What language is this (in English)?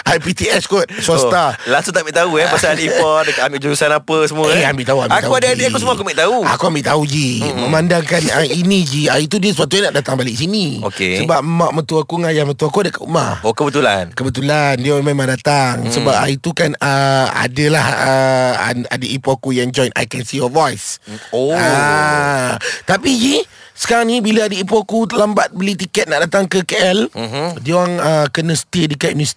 Malay